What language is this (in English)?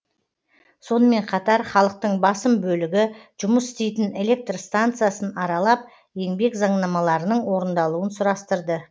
Kazakh